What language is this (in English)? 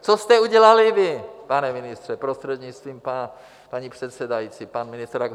Czech